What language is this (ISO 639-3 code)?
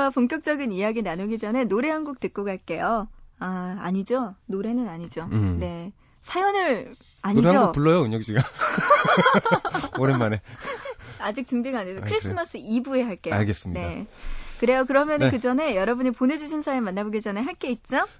kor